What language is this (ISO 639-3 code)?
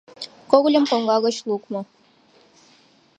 chm